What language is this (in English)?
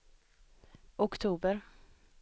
Swedish